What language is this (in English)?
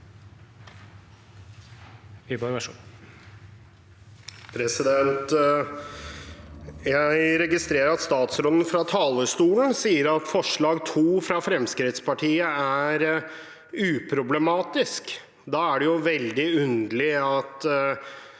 Norwegian